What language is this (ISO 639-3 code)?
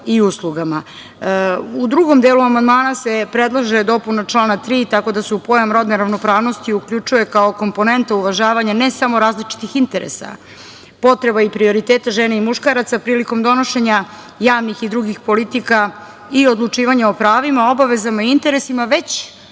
srp